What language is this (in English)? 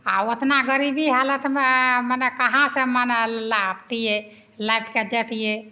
Maithili